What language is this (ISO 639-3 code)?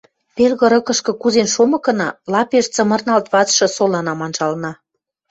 mrj